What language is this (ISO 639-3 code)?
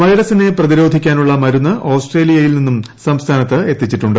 mal